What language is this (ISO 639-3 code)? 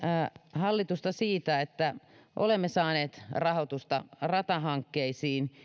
fin